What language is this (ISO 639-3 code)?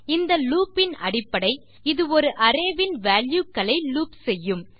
tam